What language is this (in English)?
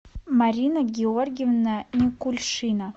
Russian